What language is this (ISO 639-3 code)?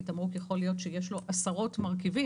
heb